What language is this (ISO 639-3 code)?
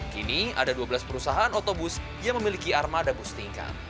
ind